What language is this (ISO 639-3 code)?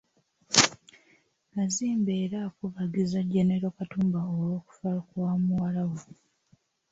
lug